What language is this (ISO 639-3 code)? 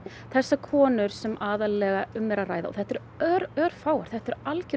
isl